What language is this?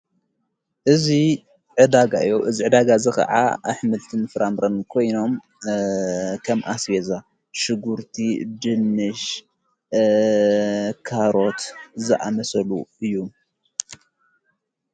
Tigrinya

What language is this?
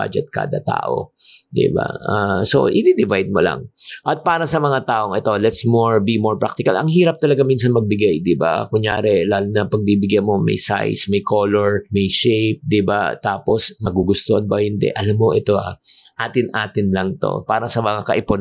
Filipino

